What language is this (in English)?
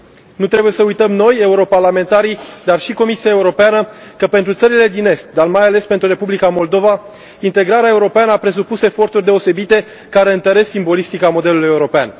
Romanian